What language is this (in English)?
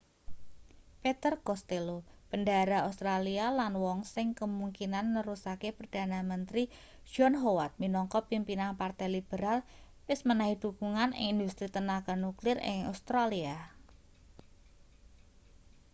Javanese